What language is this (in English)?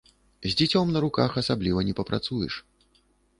Belarusian